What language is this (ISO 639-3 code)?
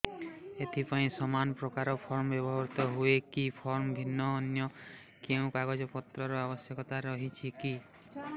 ori